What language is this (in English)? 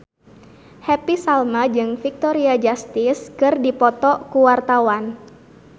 Sundanese